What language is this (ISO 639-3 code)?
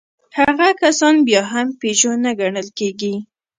pus